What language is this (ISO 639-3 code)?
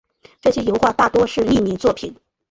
zho